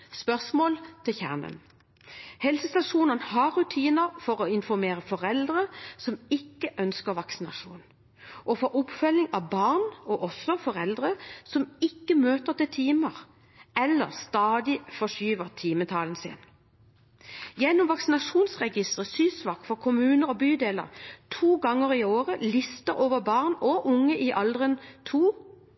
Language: Norwegian Bokmål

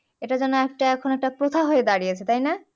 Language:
Bangla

